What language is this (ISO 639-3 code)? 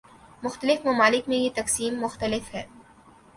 urd